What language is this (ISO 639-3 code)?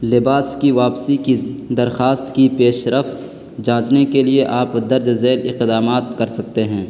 urd